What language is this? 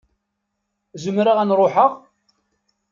Kabyle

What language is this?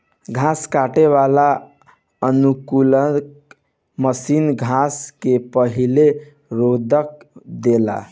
Bhojpuri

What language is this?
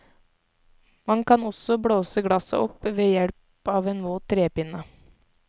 Norwegian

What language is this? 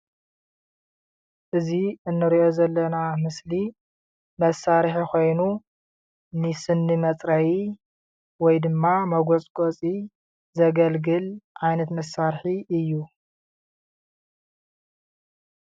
Tigrinya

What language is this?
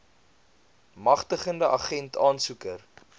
Afrikaans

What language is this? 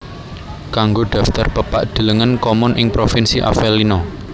Javanese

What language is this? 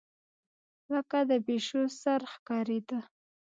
Pashto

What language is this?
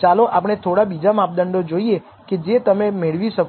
Gujarati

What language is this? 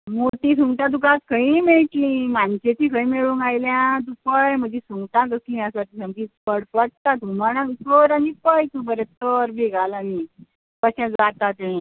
Konkani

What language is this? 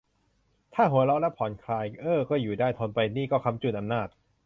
Thai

